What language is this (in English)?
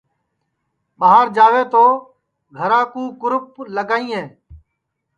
Sansi